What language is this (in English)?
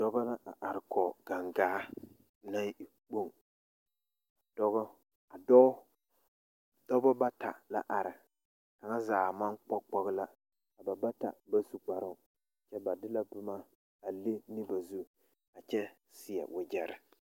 Southern Dagaare